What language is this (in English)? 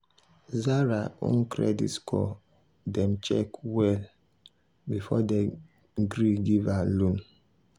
Nigerian Pidgin